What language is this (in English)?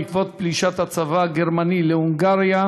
Hebrew